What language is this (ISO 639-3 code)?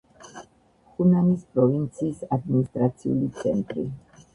kat